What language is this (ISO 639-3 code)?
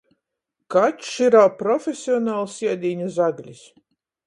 ltg